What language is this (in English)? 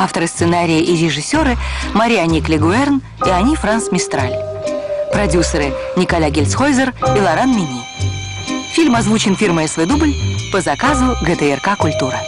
Russian